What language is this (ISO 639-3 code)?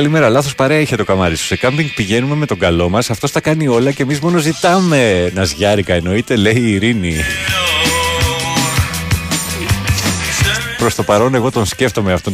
ell